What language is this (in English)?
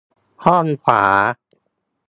Thai